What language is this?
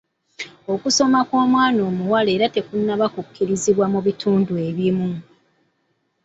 Ganda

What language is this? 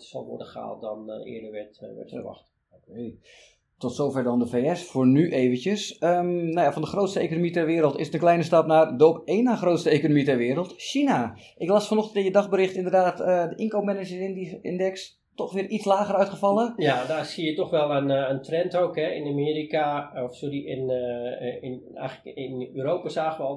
Dutch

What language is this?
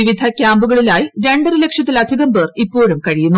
Malayalam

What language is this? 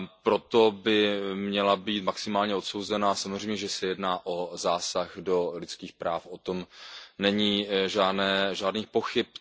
Czech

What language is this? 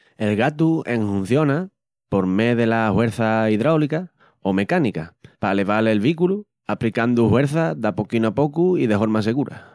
Extremaduran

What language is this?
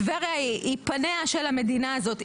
Hebrew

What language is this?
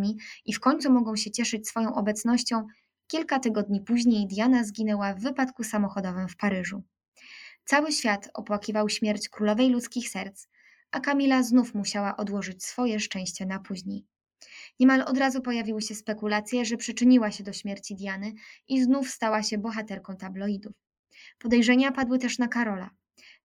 Polish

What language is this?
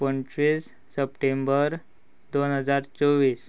Konkani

